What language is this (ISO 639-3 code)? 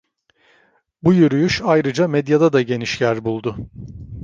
tur